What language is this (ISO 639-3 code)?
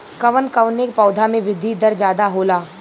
bho